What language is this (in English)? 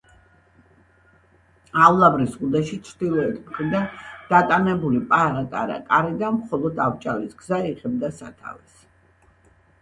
Georgian